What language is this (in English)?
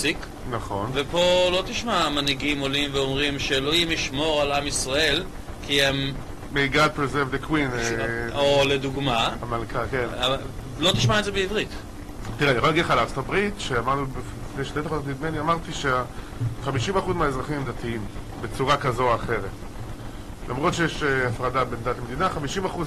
Hebrew